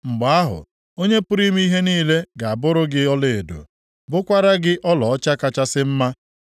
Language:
Igbo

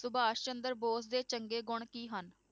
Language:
Punjabi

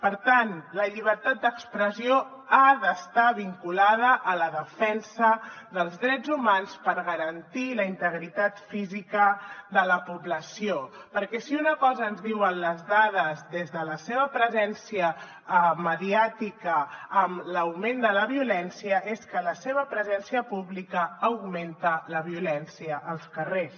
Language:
Catalan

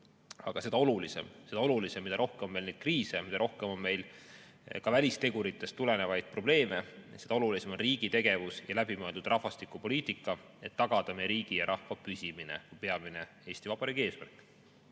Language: Estonian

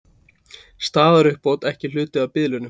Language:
Icelandic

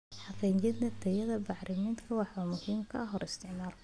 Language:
Somali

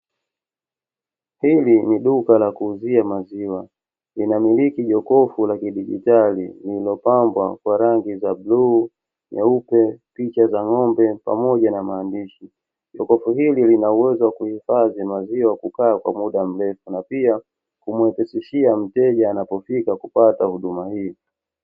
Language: Swahili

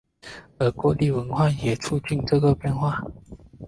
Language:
Chinese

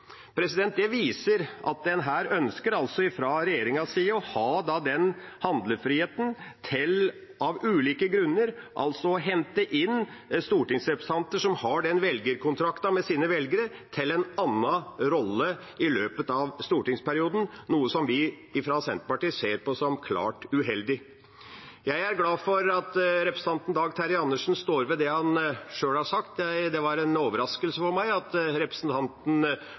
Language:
Norwegian Bokmål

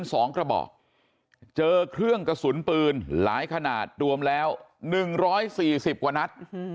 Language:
Thai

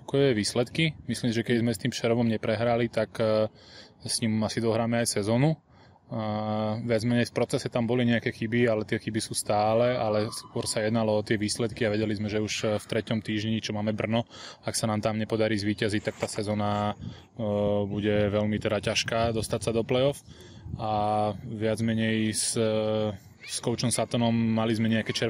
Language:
Slovak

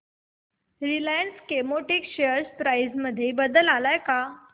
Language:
Marathi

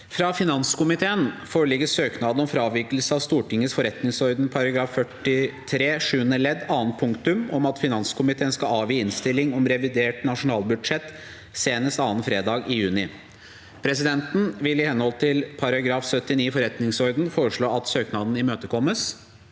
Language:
Norwegian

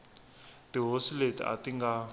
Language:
Tsonga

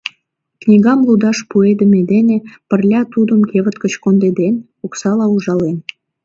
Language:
Mari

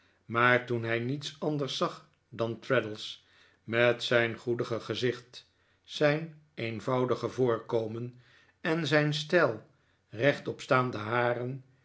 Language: Dutch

